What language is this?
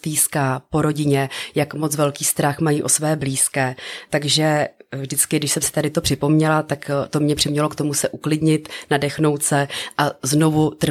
Czech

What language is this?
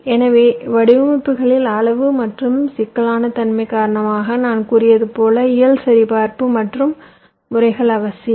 Tamil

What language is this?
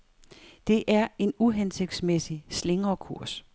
Danish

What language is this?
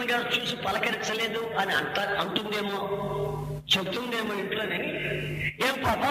Telugu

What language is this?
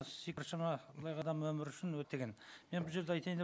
Kazakh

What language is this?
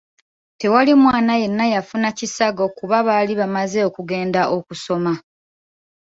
Ganda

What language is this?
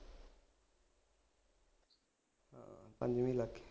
Punjabi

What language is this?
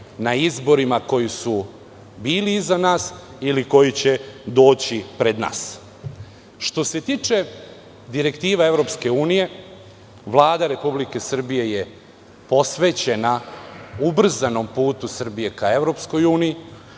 Serbian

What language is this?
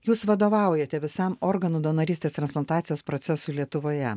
Lithuanian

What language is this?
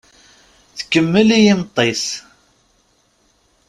Kabyle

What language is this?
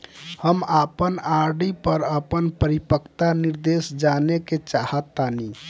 Bhojpuri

